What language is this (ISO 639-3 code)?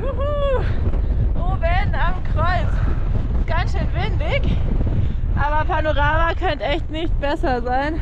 deu